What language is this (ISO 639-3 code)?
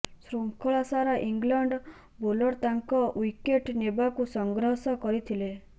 ori